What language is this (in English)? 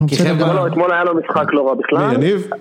Hebrew